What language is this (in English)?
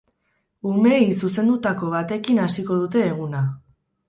Basque